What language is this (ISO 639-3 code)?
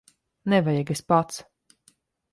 lav